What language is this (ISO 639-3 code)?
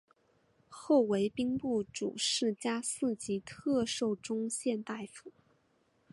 zho